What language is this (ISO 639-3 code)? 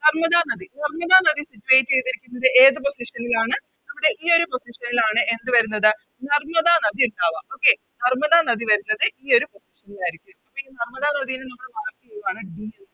mal